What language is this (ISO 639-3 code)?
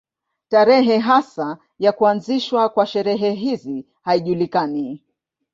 swa